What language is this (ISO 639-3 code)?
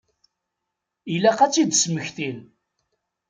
kab